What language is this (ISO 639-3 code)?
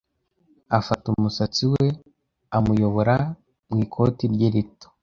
kin